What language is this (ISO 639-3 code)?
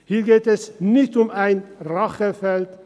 gsw